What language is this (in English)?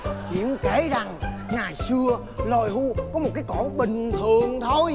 Vietnamese